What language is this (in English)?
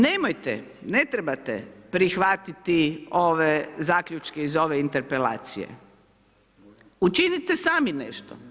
Croatian